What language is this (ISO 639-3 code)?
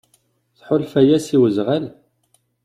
kab